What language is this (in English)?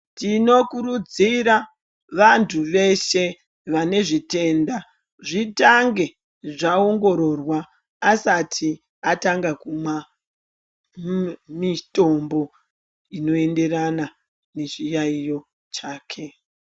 Ndau